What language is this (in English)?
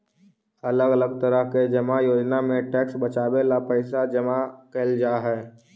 Magahi